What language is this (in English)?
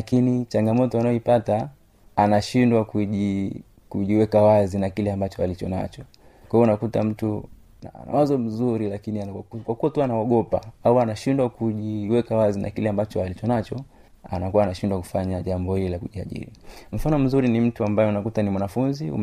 Swahili